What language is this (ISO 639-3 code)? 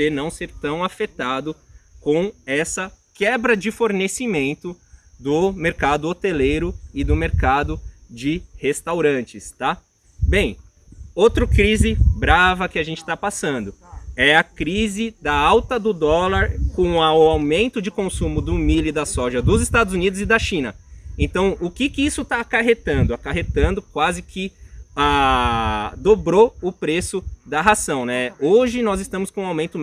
por